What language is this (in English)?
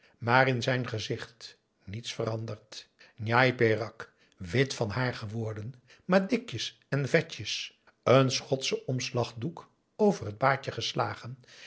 Dutch